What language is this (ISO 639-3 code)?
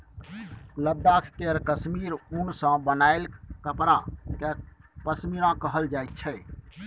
mai